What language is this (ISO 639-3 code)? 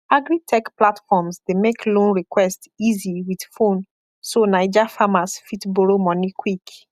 pcm